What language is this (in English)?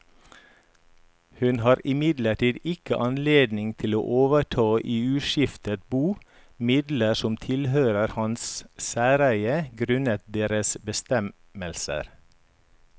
Norwegian